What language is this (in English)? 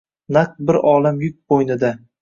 Uzbek